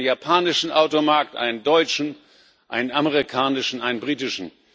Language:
German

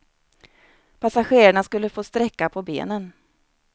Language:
Swedish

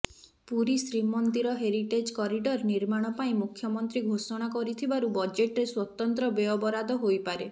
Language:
Odia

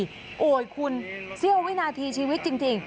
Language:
Thai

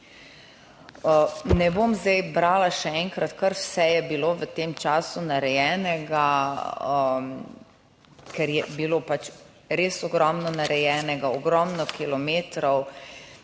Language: Slovenian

